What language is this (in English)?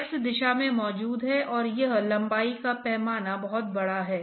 Hindi